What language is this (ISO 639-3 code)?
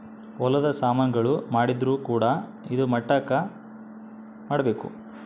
kan